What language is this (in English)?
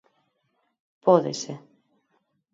Galician